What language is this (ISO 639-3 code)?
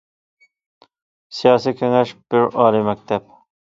uig